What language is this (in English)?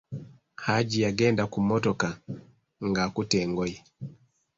Ganda